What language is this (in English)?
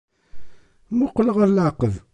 Kabyle